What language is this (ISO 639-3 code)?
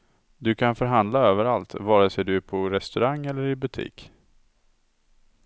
swe